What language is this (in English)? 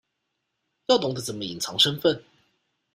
Chinese